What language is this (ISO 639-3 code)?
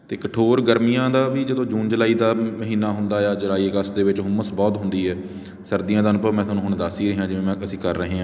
pan